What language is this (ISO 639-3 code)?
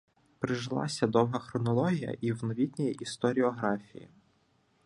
ukr